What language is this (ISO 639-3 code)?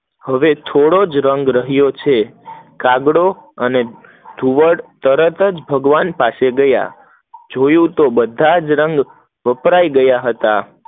guj